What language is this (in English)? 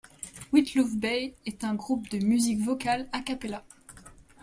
French